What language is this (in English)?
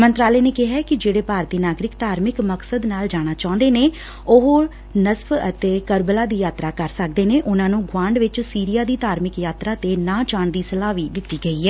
Punjabi